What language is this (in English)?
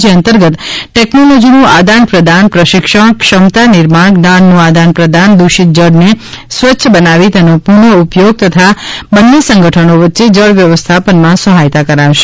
Gujarati